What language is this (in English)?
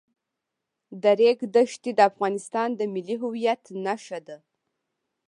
Pashto